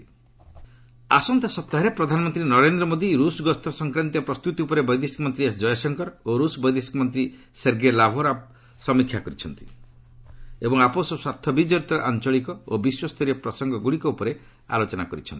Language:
Odia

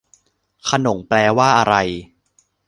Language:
Thai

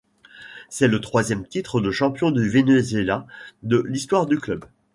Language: French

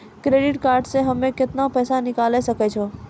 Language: Maithili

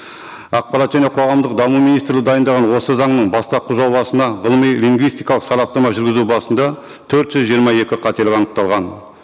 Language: Kazakh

